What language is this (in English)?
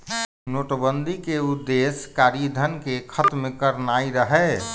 Magahi